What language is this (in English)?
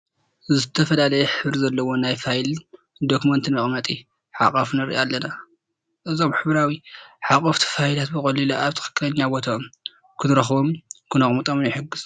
Tigrinya